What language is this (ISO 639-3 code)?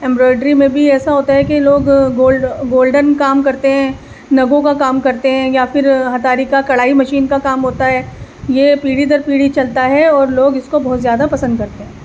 urd